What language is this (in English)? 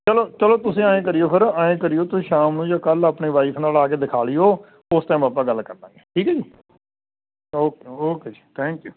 Punjabi